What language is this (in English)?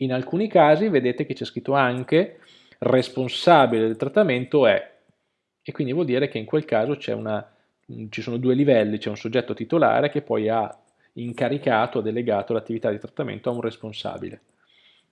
Italian